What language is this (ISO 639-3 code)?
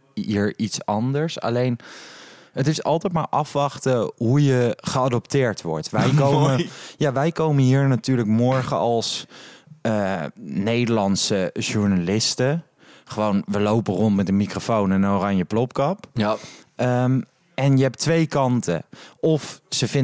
nld